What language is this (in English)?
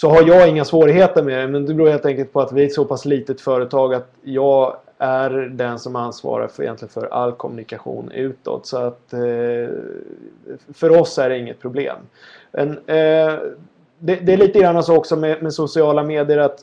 Swedish